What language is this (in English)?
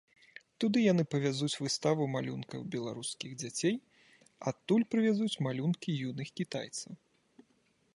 Belarusian